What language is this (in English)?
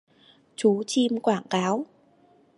Vietnamese